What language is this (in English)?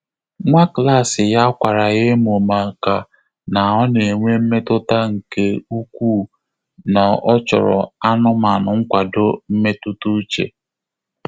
Igbo